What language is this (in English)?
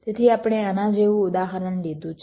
Gujarati